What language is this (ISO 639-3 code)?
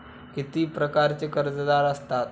mar